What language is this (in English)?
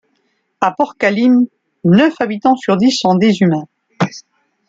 French